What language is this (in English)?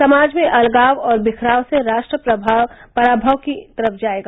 Hindi